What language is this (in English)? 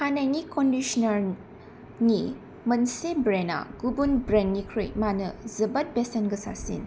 Bodo